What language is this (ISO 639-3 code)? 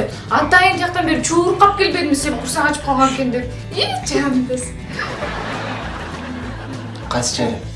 tur